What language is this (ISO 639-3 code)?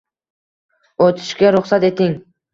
uzb